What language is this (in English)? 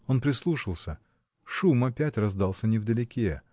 Russian